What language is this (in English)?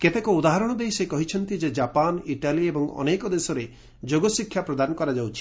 Odia